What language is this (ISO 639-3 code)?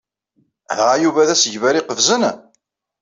kab